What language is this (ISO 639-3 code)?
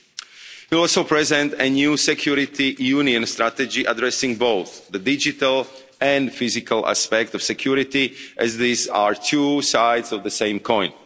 eng